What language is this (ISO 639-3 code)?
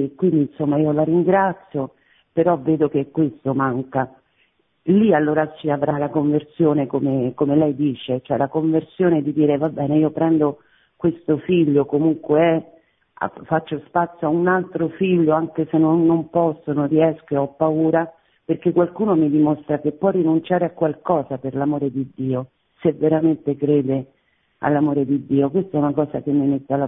ita